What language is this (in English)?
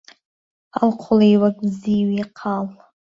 Central Kurdish